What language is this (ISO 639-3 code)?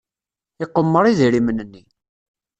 kab